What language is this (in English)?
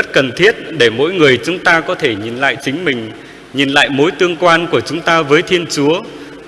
Vietnamese